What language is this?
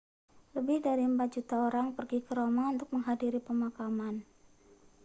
Indonesian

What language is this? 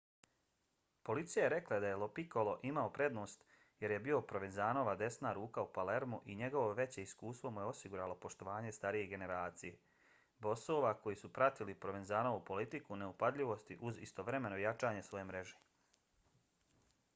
Bosnian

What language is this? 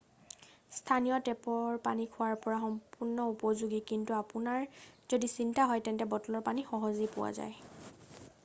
Assamese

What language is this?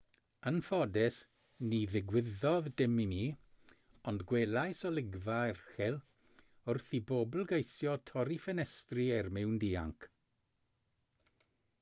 Welsh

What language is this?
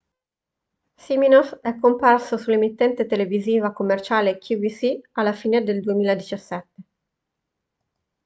Italian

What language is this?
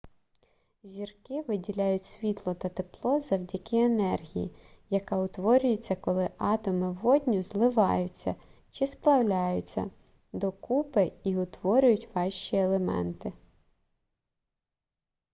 Ukrainian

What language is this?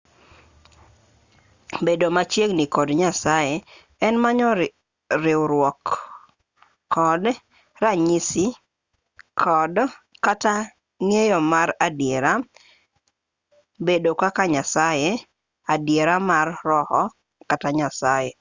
Luo (Kenya and Tanzania)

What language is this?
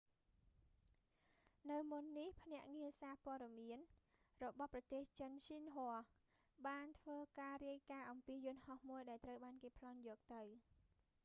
Khmer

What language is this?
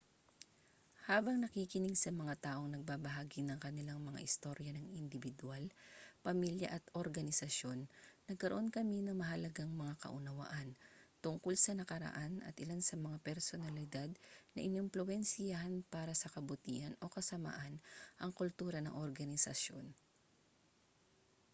Filipino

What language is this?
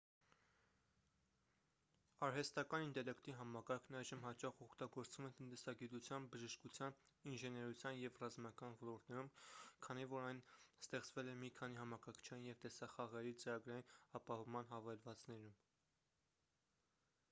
Armenian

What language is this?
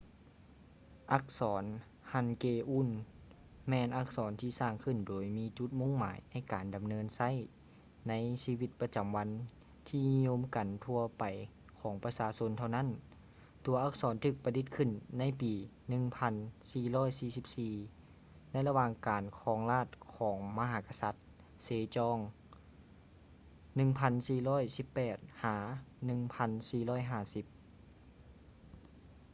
Lao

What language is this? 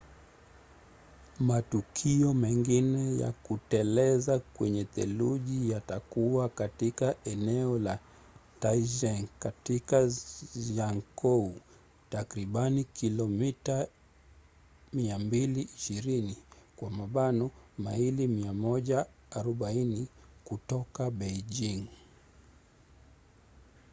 Swahili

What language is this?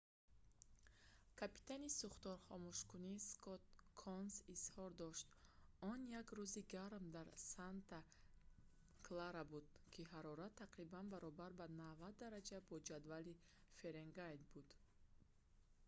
Tajik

